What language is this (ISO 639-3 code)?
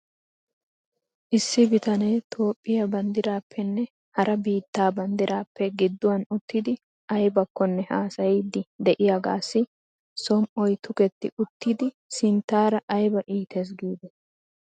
wal